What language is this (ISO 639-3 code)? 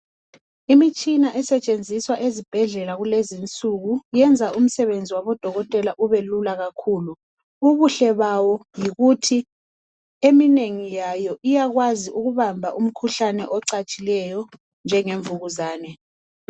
nde